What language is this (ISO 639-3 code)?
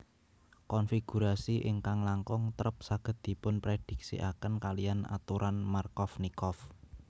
jav